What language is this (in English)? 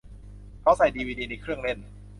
Thai